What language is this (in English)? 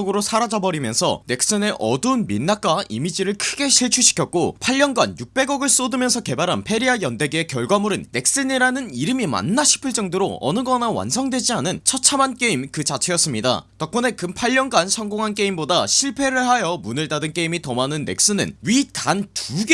Korean